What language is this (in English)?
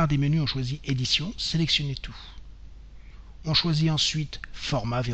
French